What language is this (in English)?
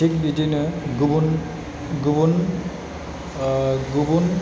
Bodo